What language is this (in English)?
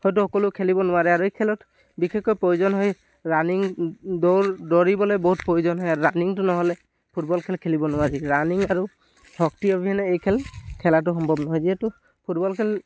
Assamese